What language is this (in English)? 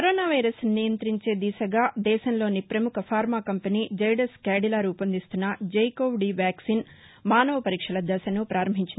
Telugu